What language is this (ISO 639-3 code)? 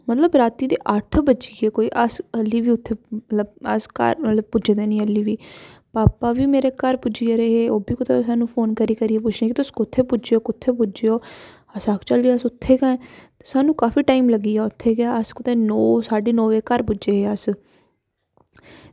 doi